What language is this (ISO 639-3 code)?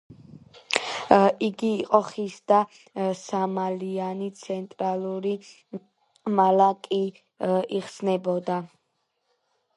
kat